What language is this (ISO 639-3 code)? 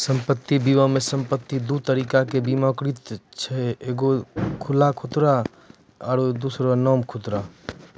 mai